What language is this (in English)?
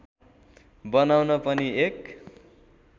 Nepali